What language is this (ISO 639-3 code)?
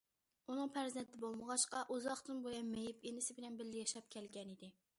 uig